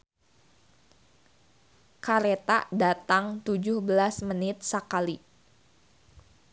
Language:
Sundanese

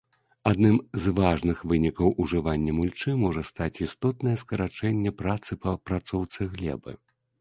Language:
Belarusian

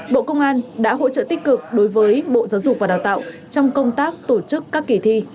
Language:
Vietnamese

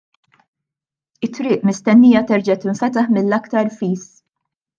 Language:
Maltese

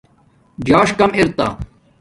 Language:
Domaaki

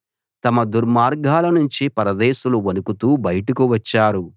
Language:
Telugu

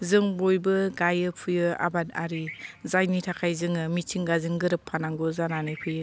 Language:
Bodo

